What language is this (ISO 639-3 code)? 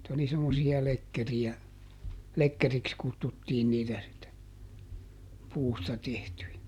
fin